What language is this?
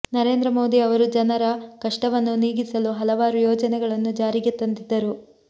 Kannada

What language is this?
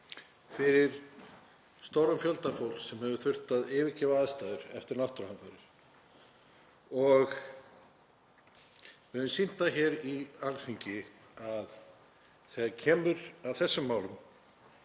Icelandic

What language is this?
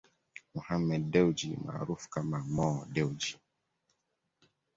Swahili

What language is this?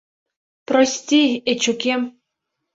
Mari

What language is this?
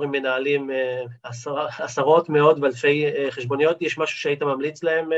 Hebrew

